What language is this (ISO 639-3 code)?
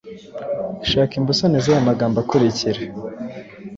kin